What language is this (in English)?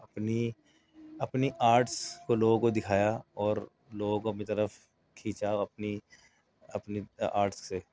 Urdu